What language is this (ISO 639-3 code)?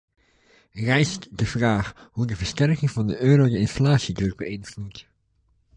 nld